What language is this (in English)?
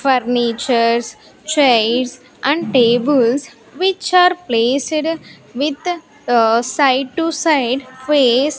English